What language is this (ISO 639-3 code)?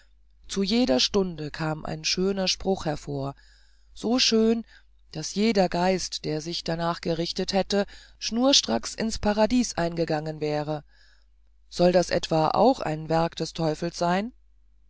deu